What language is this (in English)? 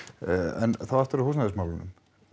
Icelandic